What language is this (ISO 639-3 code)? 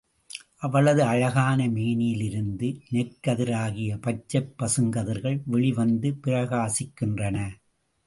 tam